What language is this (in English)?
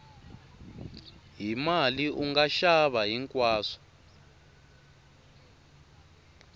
Tsonga